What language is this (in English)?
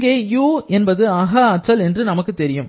Tamil